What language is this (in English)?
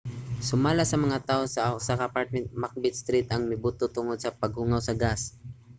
Cebuano